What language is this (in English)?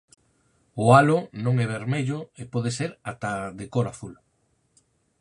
Galician